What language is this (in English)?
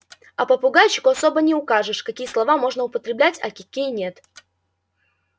Russian